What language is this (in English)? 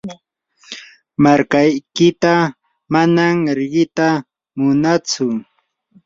Yanahuanca Pasco Quechua